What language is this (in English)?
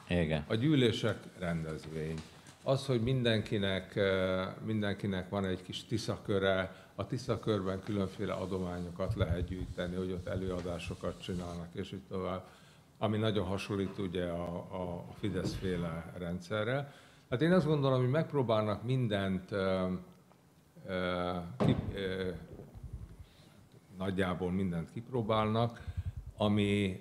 Hungarian